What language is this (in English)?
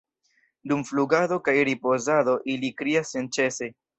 Esperanto